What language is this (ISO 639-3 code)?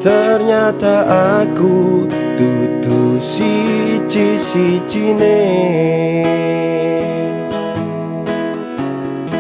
ind